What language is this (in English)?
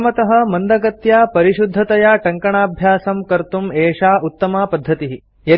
Sanskrit